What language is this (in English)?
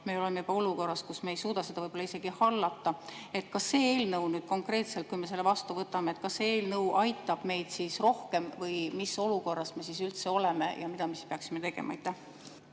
Estonian